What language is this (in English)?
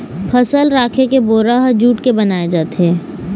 Chhattisgarhi